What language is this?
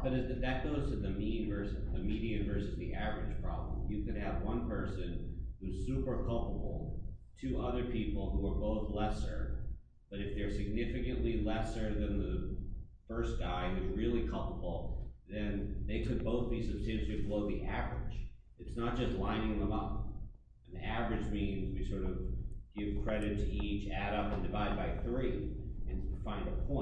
English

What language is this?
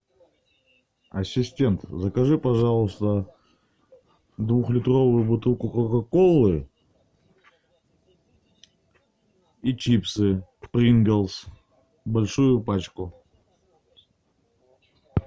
Russian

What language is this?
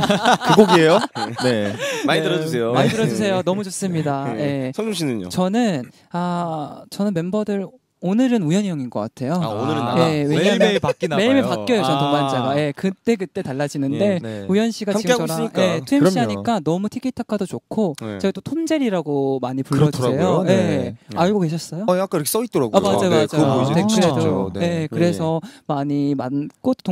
Korean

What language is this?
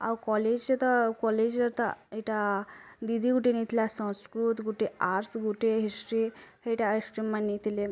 Odia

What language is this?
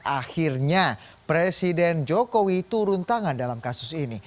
Indonesian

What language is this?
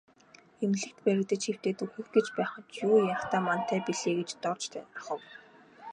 Mongolian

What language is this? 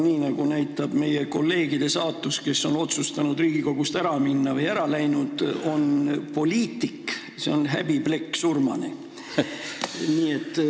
Estonian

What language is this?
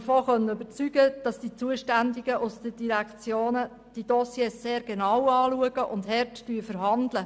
Swiss German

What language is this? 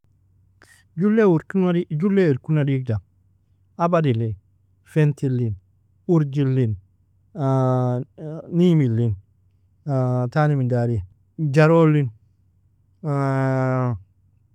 Nobiin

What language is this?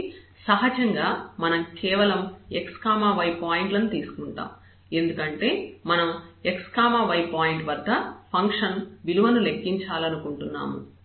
Telugu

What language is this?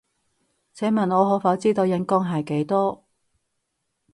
Cantonese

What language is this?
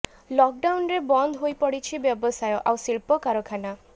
Odia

